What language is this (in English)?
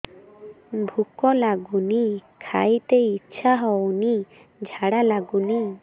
Odia